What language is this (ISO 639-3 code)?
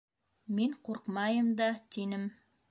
bak